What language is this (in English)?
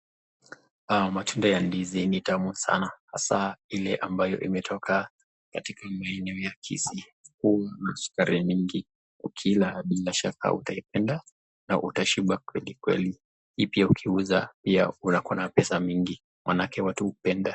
Swahili